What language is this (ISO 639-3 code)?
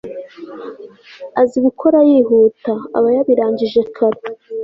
kin